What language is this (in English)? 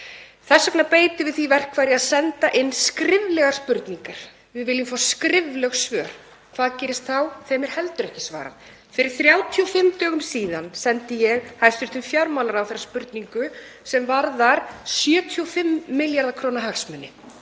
Icelandic